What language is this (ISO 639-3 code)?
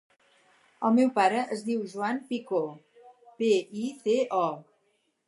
cat